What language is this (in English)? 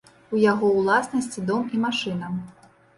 Belarusian